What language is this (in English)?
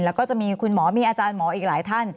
Thai